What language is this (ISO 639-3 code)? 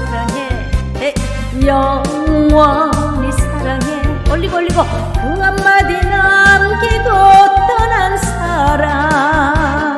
kor